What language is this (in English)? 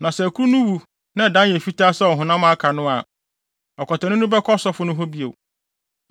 Akan